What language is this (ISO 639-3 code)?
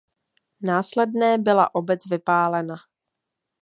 ces